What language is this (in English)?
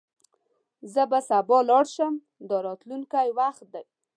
Pashto